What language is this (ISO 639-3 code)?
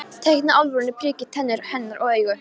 isl